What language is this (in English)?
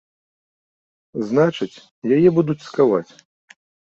Belarusian